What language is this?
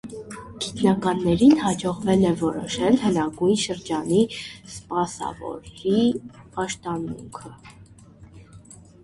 Armenian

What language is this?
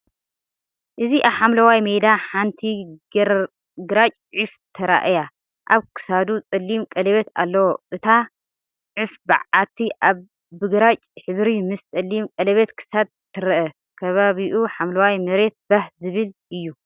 Tigrinya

